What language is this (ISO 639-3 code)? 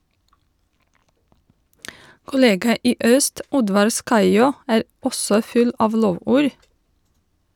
nor